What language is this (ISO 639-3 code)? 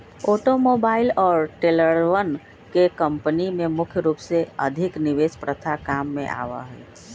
mag